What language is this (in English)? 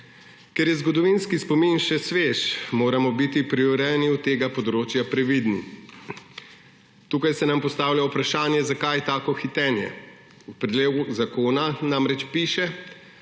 Slovenian